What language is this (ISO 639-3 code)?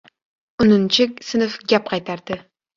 uzb